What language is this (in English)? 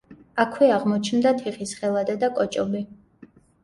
Georgian